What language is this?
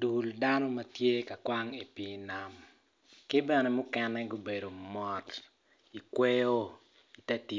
Acoli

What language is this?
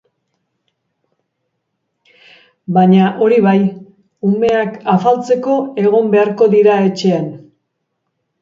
Basque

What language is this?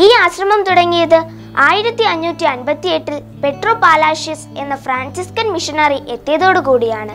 Malayalam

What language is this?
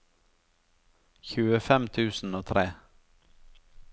Norwegian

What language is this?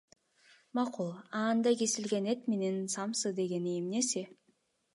Kyrgyz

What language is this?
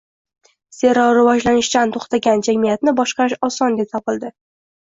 Uzbek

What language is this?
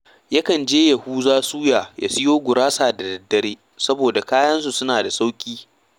Hausa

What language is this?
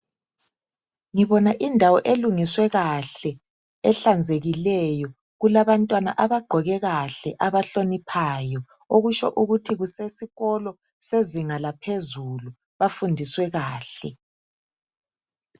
North Ndebele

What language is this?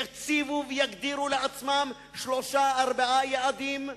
Hebrew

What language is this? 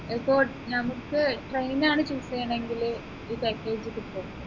Malayalam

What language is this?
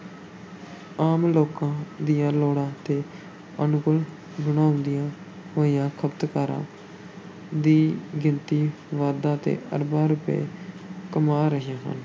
Punjabi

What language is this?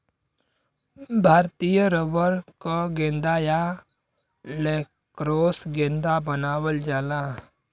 Bhojpuri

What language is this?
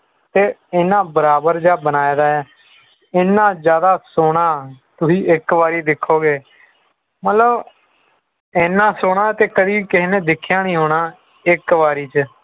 Punjabi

